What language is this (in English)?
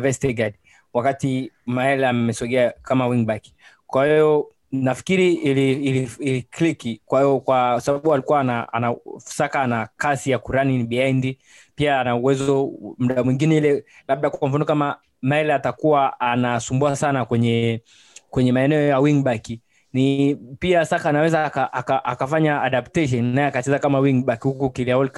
Swahili